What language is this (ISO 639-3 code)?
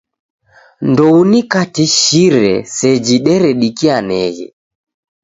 dav